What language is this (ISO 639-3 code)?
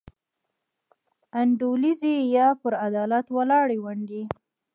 pus